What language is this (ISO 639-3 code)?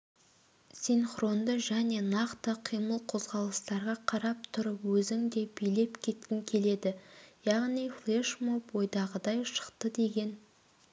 kaz